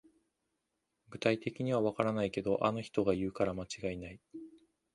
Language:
Japanese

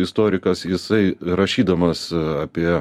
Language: Lithuanian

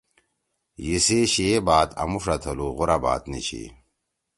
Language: Torwali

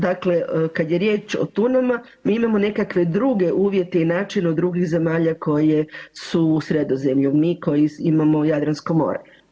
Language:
Croatian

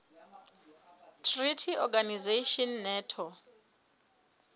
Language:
Southern Sotho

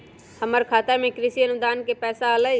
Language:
Magahi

